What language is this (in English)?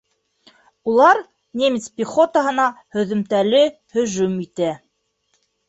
Bashkir